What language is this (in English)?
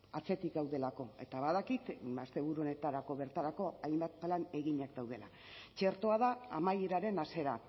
Basque